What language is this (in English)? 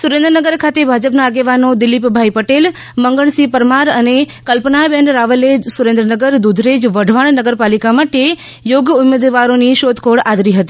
Gujarati